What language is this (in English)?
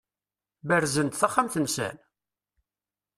Kabyle